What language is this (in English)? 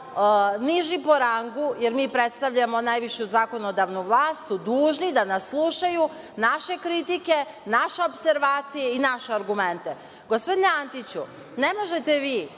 Serbian